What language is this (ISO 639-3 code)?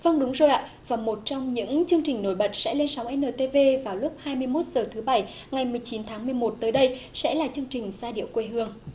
vie